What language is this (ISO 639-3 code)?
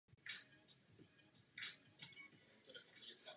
ces